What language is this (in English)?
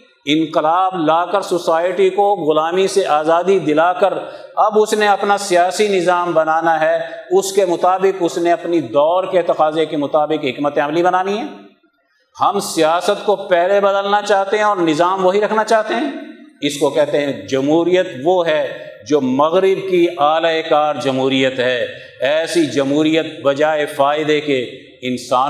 Urdu